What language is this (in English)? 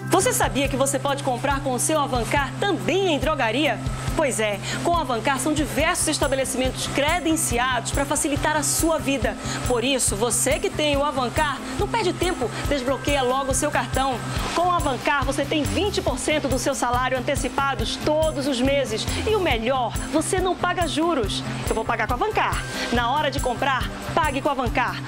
Portuguese